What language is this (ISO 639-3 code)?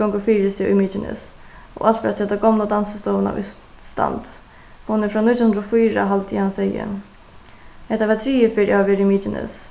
fao